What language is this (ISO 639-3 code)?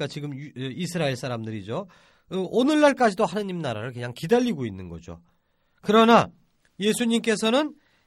kor